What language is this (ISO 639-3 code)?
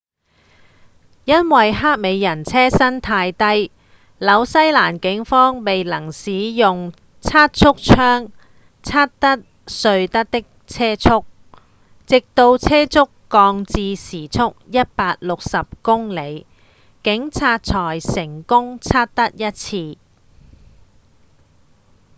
yue